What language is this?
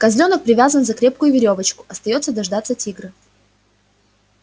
Russian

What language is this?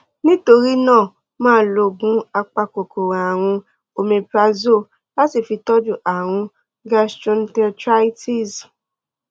Yoruba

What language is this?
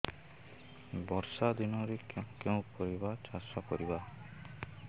Odia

